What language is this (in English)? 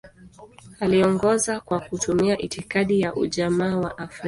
Swahili